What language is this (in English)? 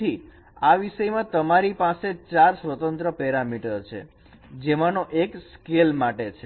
Gujarati